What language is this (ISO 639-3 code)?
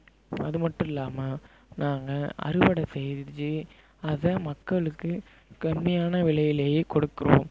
tam